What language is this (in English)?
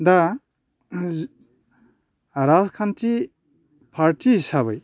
Bodo